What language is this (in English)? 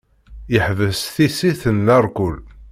Kabyle